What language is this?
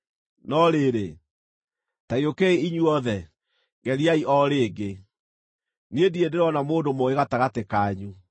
Kikuyu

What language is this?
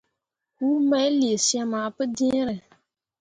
Mundang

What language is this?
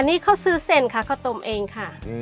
Thai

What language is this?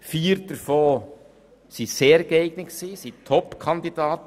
Swiss German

